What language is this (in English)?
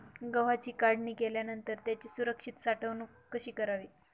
Marathi